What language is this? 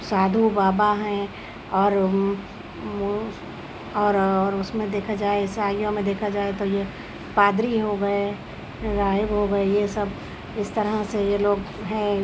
Urdu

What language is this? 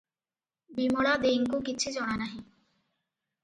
Odia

